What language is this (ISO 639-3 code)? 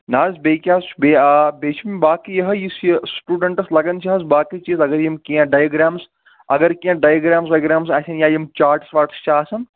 kas